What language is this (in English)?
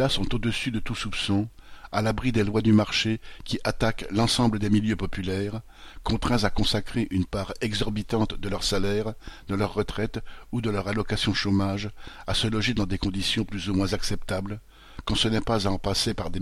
French